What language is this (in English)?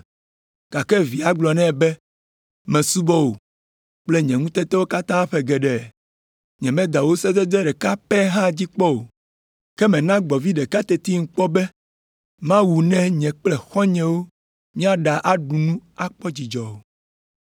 Ewe